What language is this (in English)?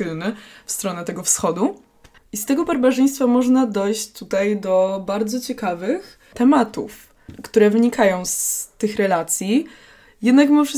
Polish